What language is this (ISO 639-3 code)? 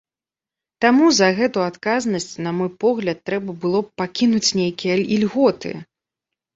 bel